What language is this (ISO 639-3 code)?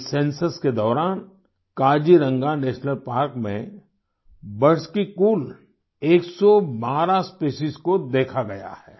hin